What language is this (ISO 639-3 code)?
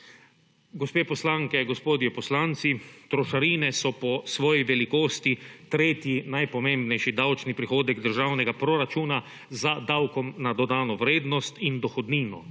slv